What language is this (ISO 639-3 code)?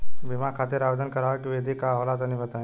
bho